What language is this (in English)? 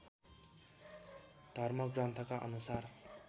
Nepali